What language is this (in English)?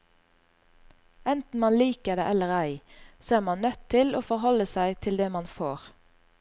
Norwegian